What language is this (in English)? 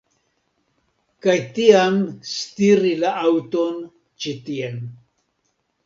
Esperanto